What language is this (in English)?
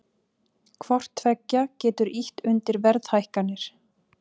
Icelandic